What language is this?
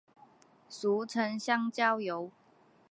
Chinese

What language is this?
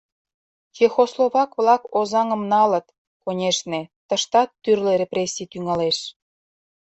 Mari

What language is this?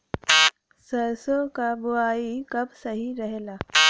Bhojpuri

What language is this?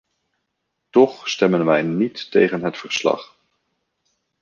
Dutch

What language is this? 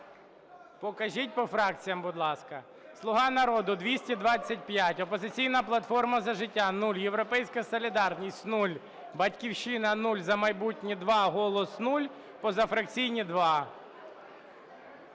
Ukrainian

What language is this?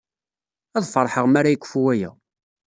Kabyle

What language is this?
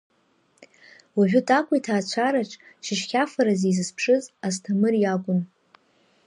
Abkhazian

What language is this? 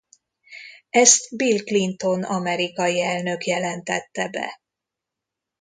Hungarian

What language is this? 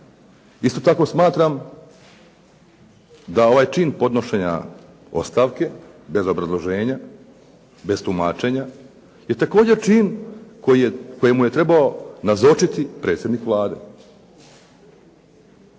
Croatian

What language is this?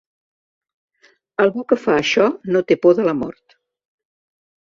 Catalan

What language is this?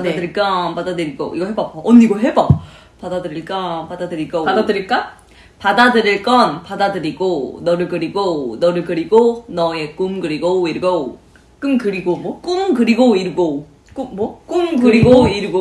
Korean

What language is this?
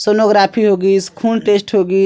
Chhattisgarhi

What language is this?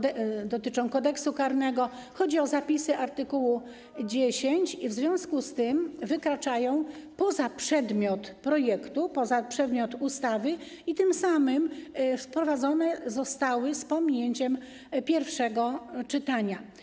Polish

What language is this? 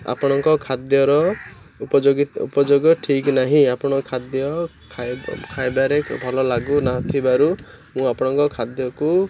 Odia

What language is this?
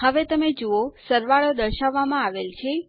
Gujarati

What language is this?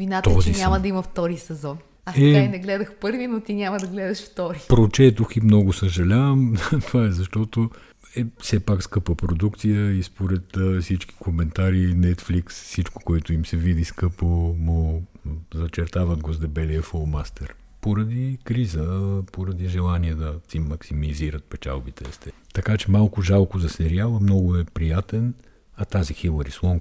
Bulgarian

